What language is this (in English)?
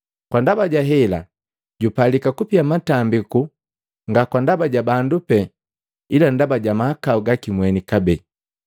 Matengo